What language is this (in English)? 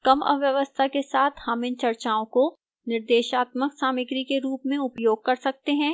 Hindi